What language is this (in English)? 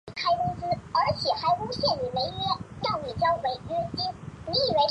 Chinese